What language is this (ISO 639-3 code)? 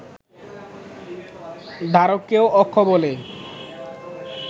ben